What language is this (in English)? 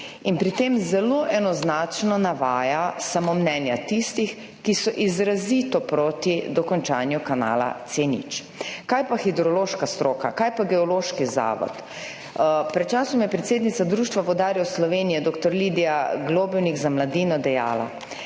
Slovenian